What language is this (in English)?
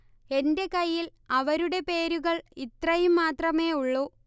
Malayalam